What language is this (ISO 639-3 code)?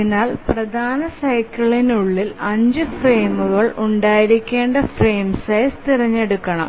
mal